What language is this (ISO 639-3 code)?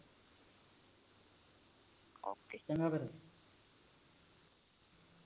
pan